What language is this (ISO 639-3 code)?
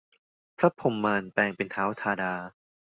tha